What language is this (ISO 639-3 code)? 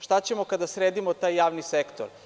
srp